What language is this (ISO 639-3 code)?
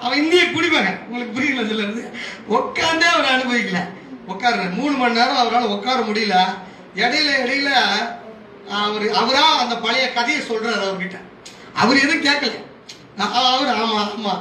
tam